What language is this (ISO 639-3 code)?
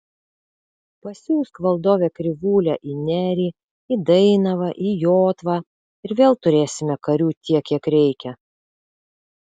lit